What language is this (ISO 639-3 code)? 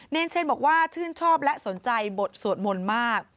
tha